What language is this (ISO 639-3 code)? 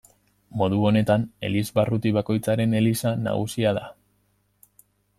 eus